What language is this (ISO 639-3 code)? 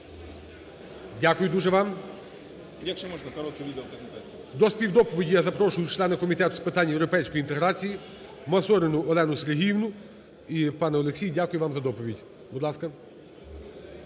ukr